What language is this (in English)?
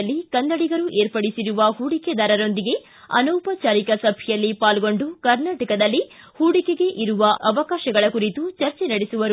Kannada